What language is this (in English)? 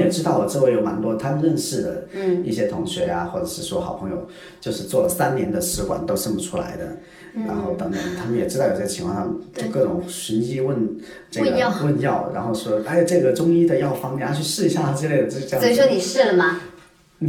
Chinese